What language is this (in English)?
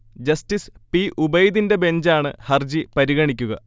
Malayalam